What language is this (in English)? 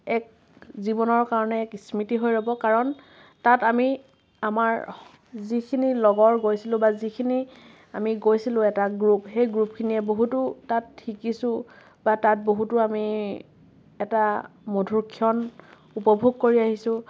Assamese